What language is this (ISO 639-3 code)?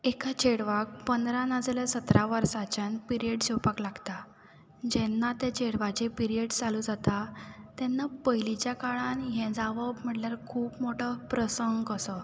kok